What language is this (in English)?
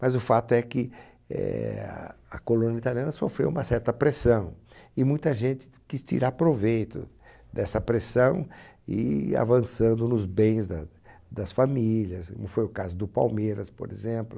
Portuguese